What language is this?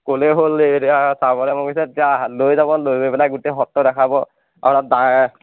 Assamese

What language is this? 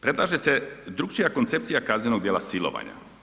Croatian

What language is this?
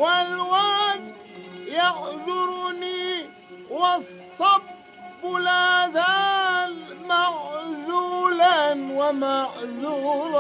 Arabic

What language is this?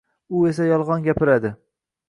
Uzbek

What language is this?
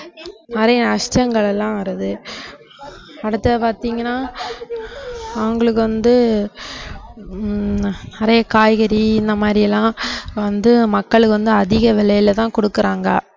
Tamil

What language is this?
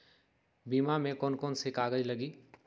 Magahi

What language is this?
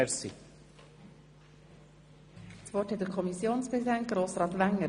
Swiss German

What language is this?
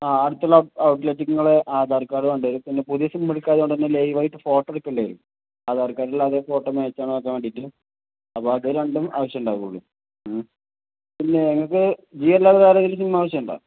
Malayalam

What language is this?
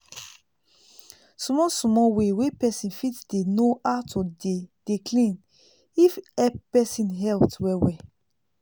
Nigerian Pidgin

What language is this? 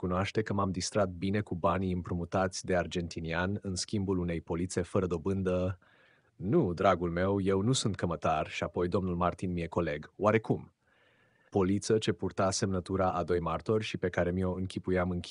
Romanian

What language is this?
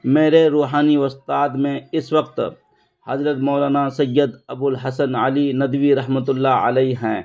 Urdu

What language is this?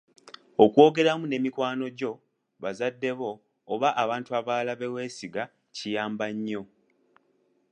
Ganda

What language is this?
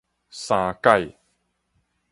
Min Nan Chinese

